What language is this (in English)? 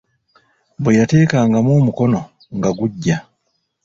Ganda